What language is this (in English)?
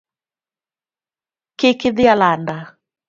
Luo (Kenya and Tanzania)